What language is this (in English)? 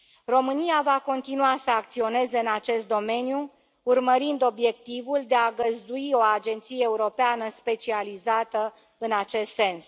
Romanian